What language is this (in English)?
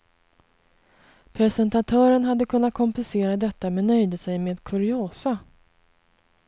Swedish